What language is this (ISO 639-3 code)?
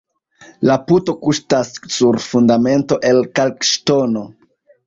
epo